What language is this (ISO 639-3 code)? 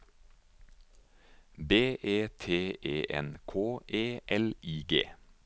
nor